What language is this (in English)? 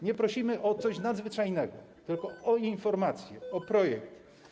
Polish